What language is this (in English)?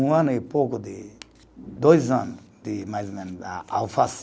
Portuguese